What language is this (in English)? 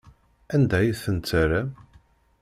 Kabyle